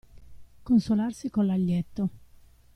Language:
Italian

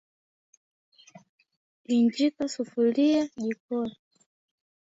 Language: Swahili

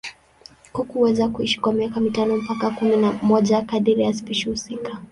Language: Swahili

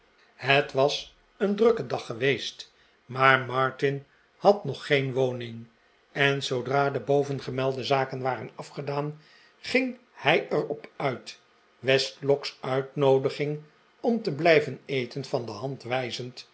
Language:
Dutch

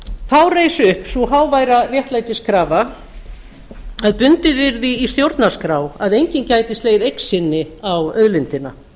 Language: Icelandic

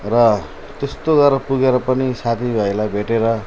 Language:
Nepali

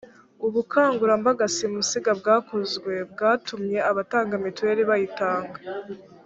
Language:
Kinyarwanda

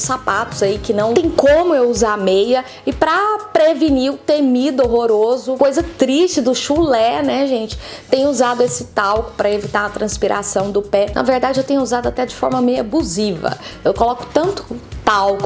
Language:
Portuguese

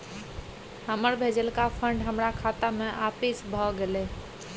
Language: Maithili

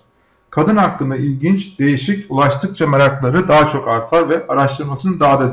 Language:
Turkish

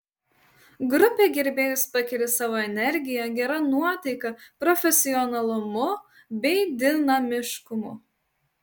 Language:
Lithuanian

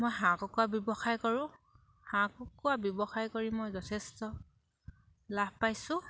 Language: Assamese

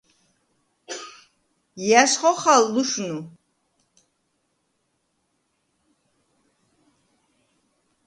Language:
Svan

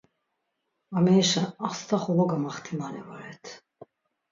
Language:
Laz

